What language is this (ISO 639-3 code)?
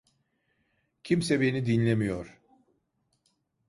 tur